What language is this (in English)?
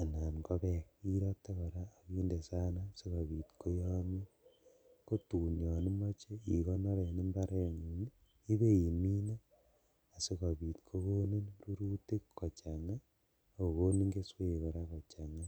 Kalenjin